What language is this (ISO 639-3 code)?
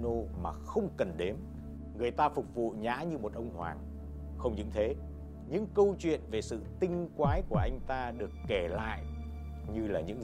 vie